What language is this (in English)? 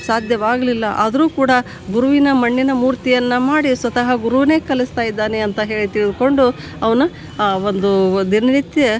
Kannada